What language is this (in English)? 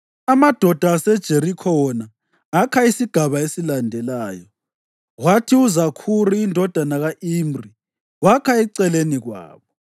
North Ndebele